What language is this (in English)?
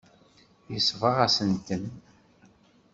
Kabyle